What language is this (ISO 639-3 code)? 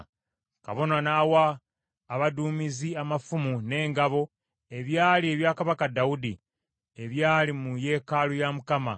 lug